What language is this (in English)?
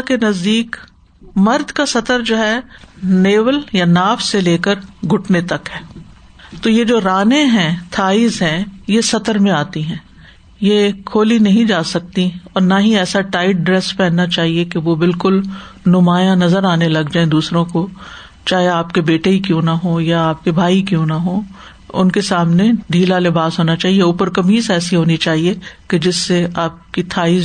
Urdu